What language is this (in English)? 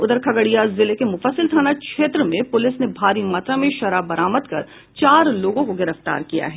Hindi